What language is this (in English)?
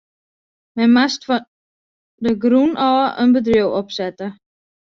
Western Frisian